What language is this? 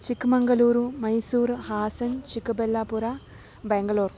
Sanskrit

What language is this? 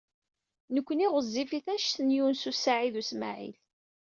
Kabyle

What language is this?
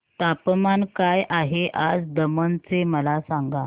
Marathi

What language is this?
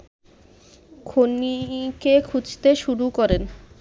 Bangla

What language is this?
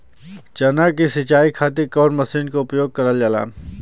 Bhojpuri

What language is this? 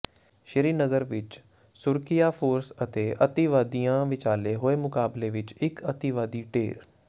Punjabi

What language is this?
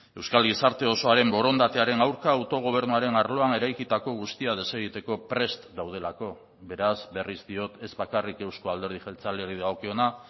Basque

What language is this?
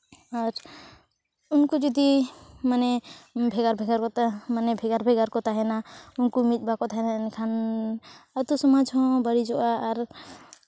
Santali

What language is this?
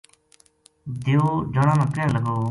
Gujari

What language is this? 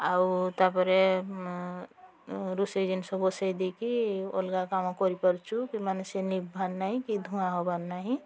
Odia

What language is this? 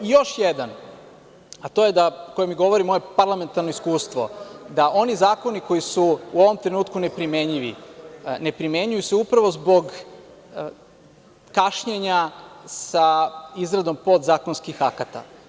Serbian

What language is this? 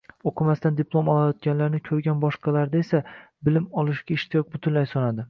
Uzbek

